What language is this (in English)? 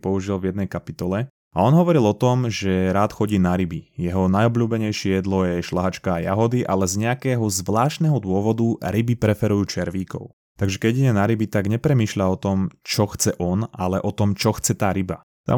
Slovak